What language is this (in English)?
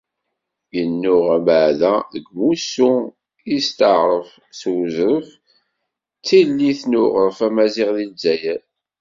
Kabyle